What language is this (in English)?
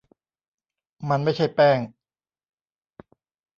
Thai